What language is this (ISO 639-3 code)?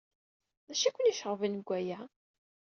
kab